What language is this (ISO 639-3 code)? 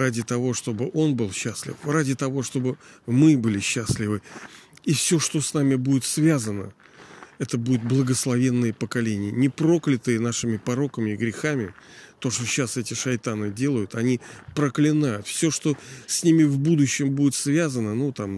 rus